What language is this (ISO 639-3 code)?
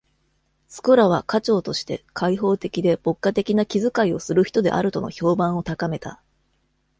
jpn